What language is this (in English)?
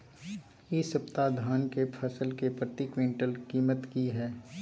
Maithili